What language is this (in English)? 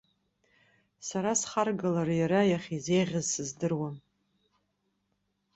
Abkhazian